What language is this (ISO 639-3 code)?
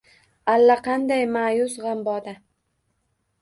uzb